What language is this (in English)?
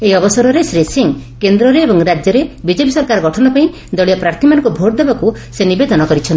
Odia